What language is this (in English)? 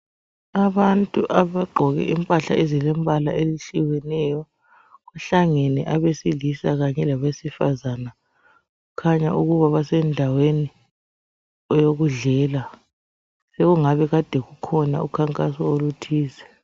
North Ndebele